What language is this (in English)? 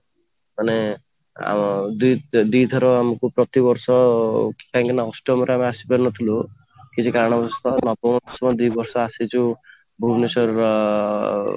Odia